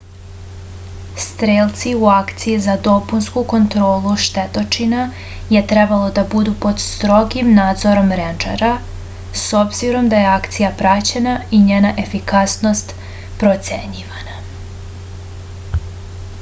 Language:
Serbian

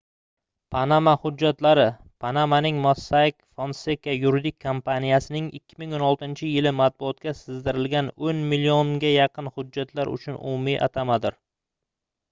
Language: Uzbek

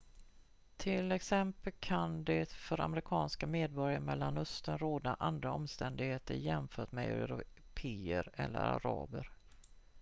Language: Swedish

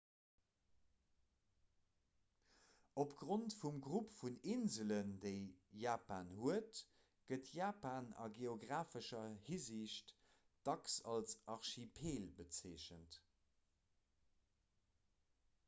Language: Luxembourgish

